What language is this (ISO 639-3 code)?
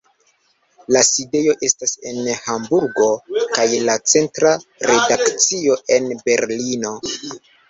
epo